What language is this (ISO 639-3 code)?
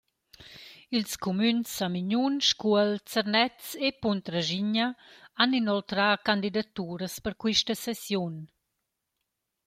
roh